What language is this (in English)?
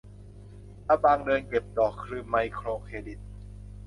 Thai